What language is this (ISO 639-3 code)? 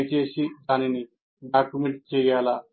tel